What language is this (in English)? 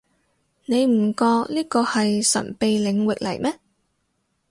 Cantonese